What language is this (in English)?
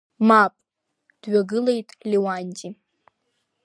Abkhazian